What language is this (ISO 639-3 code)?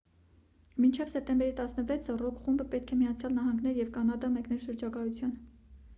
hye